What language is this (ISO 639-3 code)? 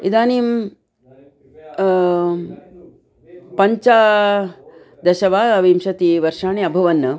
san